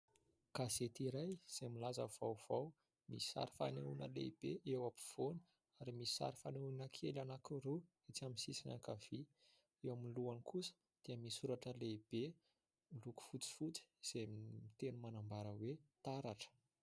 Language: Malagasy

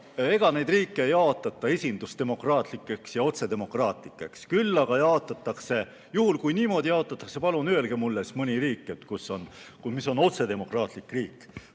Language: Estonian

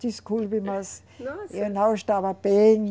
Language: Portuguese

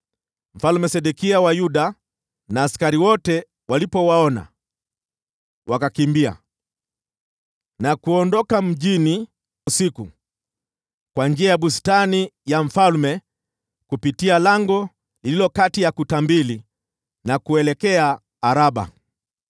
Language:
Swahili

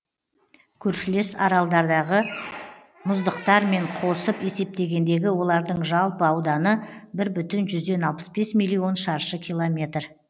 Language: Kazakh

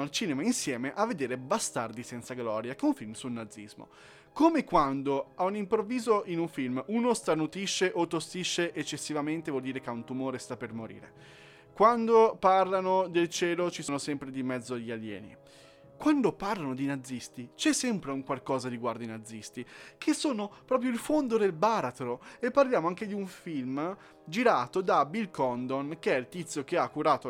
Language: Italian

